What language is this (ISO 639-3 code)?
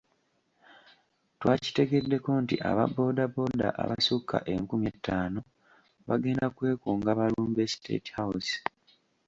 lug